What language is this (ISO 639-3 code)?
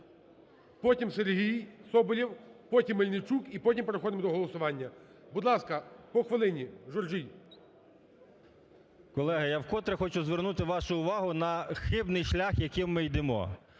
ukr